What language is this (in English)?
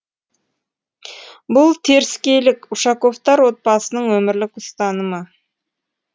Kazakh